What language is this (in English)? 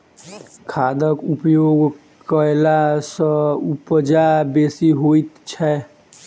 Maithili